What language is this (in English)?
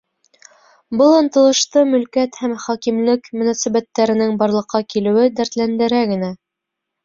Bashkir